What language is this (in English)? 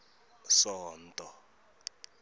Tsonga